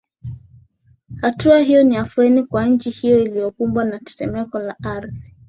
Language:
Swahili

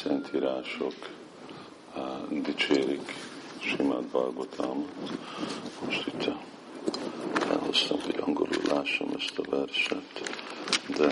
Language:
Hungarian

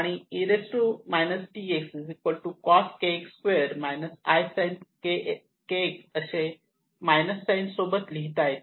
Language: Marathi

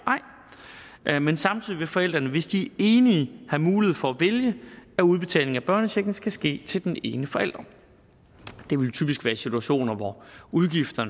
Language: Danish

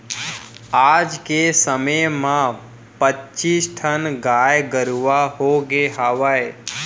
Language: Chhattisgarhi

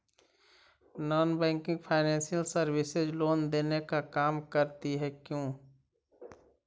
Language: Magahi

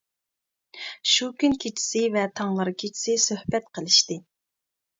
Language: Uyghur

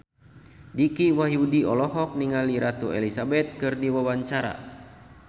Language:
Sundanese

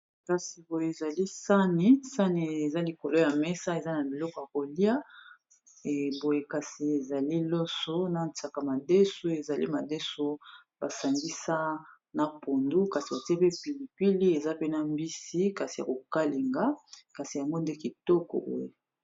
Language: Lingala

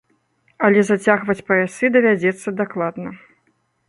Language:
Belarusian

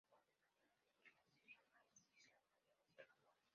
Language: Spanish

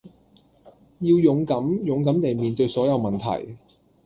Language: Cantonese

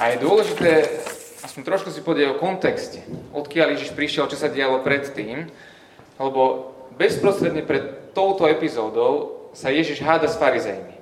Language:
Slovak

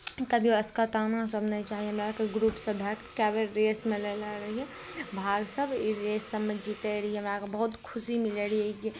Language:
Maithili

